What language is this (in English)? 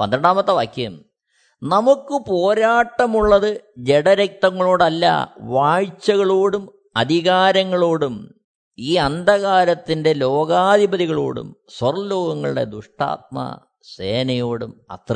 Malayalam